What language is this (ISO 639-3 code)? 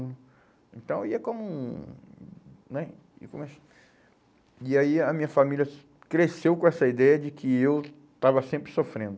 por